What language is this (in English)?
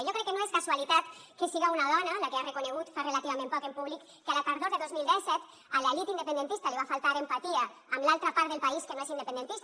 Catalan